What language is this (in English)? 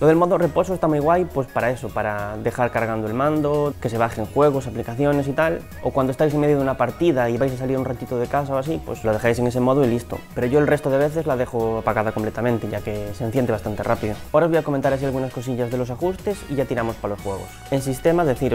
Spanish